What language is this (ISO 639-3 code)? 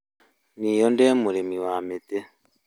kik